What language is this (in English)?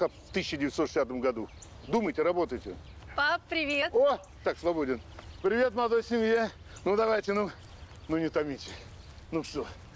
Russian